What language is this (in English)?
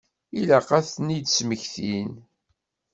Kabyle